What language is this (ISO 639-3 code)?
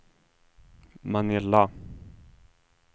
swe